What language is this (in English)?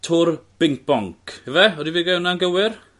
Welsh